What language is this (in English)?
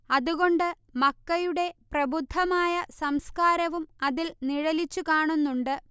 Malayalam